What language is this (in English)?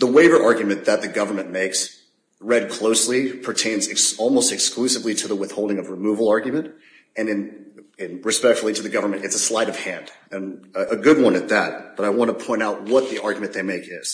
English